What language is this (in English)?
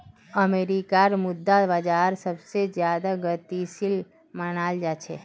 Magahi